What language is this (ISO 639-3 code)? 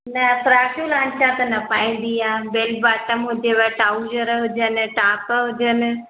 snd